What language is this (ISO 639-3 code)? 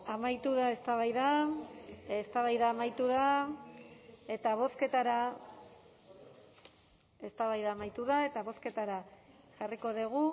eus